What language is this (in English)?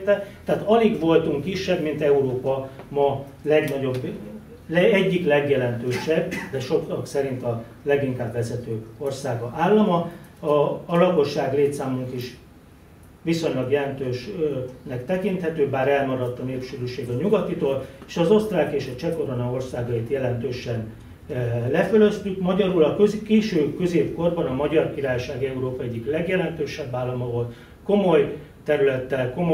Hungarian